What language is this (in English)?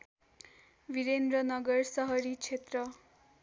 Nepali